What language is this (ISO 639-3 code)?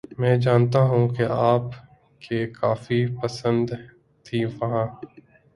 urd